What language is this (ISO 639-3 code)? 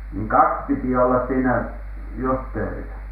fin